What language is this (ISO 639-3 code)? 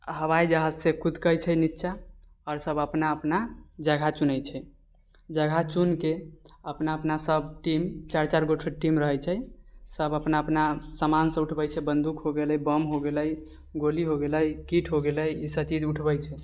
mai